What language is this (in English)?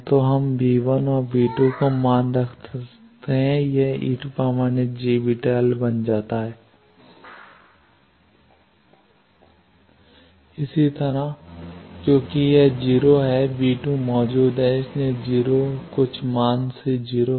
Hindi